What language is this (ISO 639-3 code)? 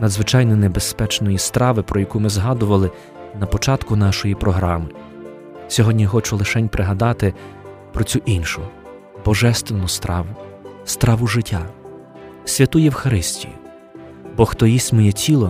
ukr